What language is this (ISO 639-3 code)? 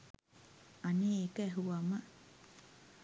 sin